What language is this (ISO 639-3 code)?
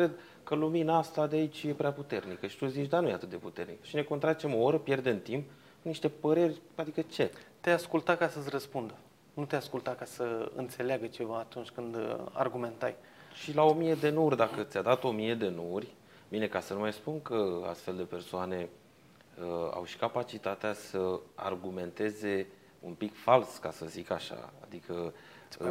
ron